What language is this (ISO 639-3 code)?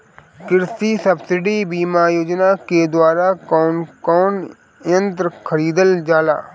bho